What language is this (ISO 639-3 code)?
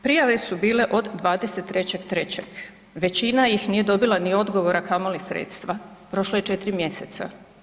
hrv